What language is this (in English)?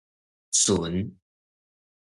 Min Nan Chinese